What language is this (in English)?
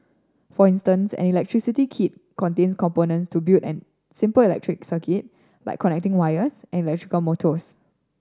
English